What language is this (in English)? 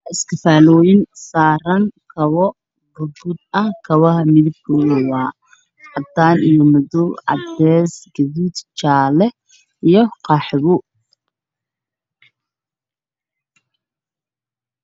Somali